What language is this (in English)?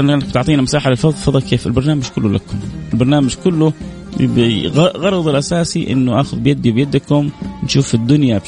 Arabic